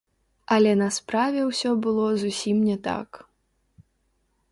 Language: Belarusian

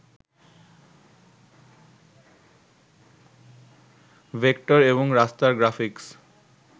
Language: Bangla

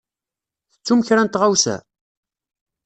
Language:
Kabyle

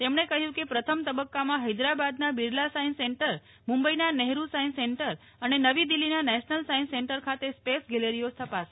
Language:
Gujarati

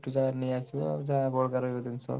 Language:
Odia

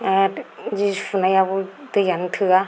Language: Bodo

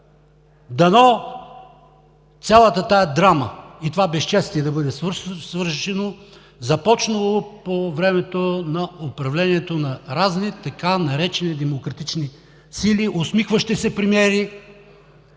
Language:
Bulgarian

